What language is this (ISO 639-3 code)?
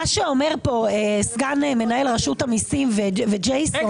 heb